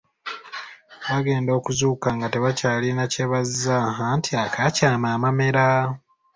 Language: Ganda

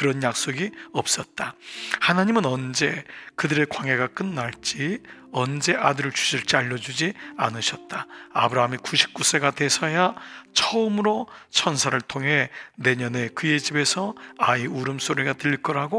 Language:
Korean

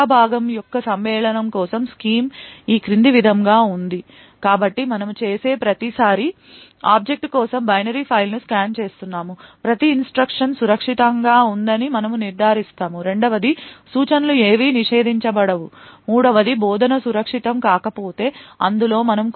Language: Telugu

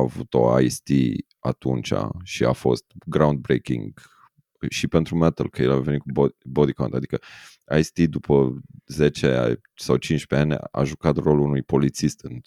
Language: Romanian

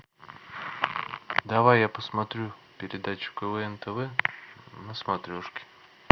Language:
Russian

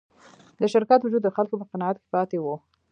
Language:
Pashto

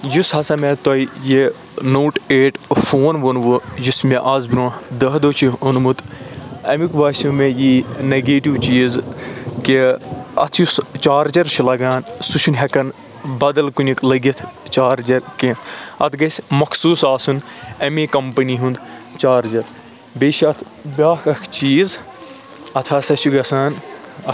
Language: Kashmiri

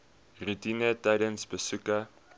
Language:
Afrikaans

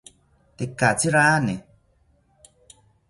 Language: South Ucayali Ashéninka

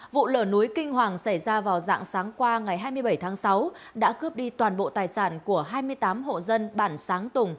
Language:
Vietnamese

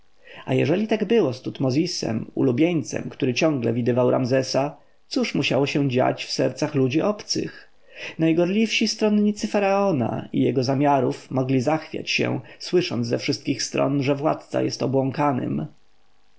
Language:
Polish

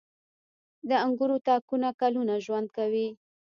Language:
Pashto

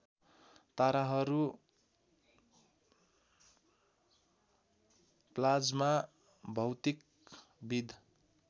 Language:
Nepali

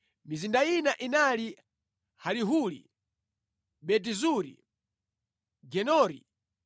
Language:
Nyanja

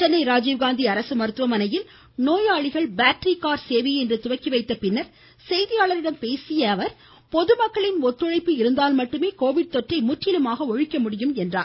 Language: Tamil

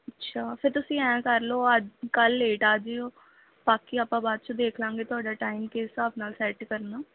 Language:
Punjabi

